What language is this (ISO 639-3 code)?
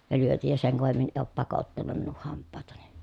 fin